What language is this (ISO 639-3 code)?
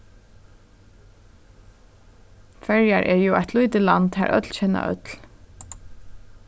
fao